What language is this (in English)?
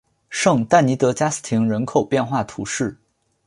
Chinese